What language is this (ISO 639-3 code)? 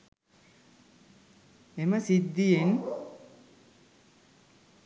sin